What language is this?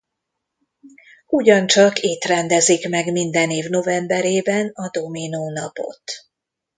Hungarian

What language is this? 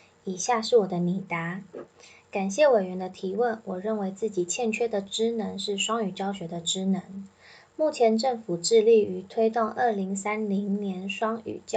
Chinese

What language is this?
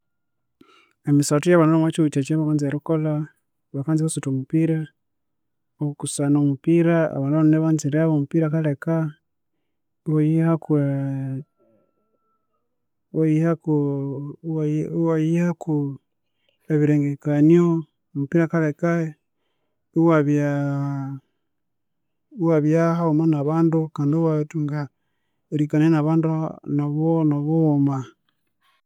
Konzo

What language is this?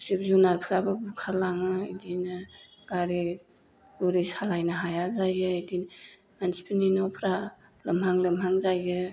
Bodo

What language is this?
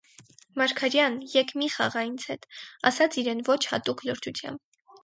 Armenian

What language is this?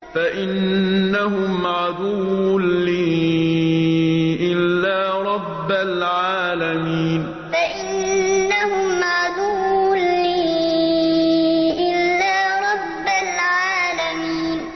Arabic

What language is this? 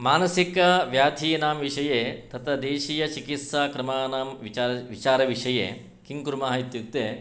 Sanskrit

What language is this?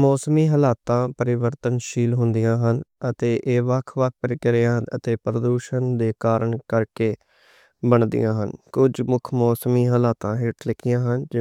Western Panjabi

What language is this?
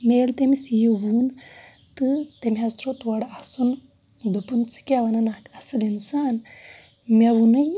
Kashmiri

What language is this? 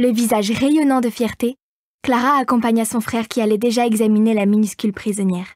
French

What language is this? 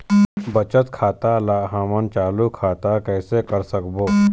Chhattisgarhi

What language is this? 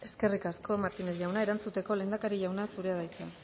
Basque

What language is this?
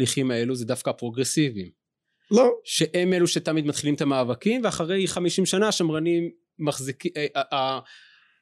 Hebrew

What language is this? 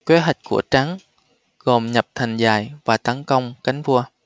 Vietnamese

